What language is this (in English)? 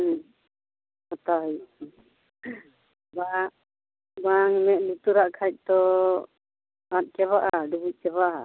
Santali